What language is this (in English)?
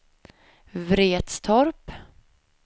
Swedish